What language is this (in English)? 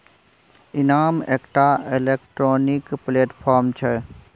Maithili